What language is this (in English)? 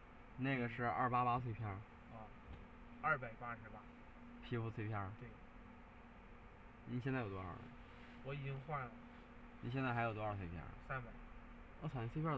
Chinese